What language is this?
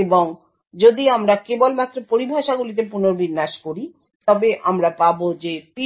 Bangla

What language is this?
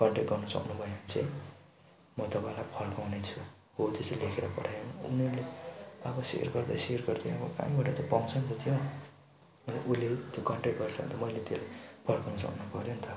Nepali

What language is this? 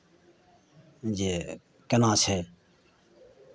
Maithili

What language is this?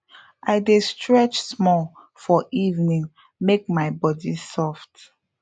Nigerian Pidgin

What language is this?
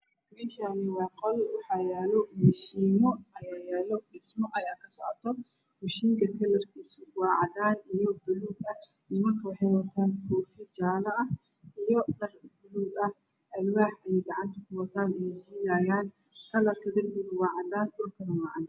Somali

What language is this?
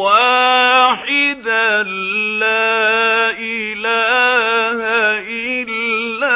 Arabic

